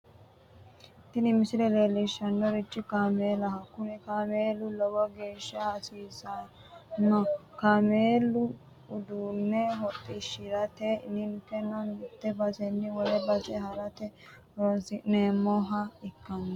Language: Sidamo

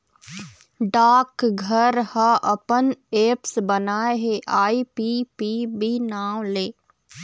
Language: Chhattisgarhi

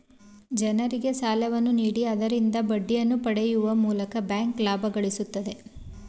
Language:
Kannada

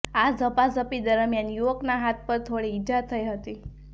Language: Gujarati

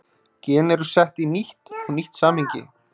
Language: Icelandic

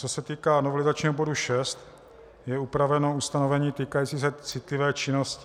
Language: Czech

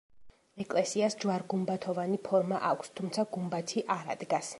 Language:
Georgian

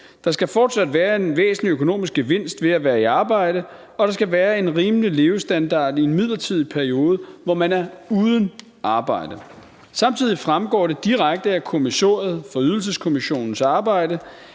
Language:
Danish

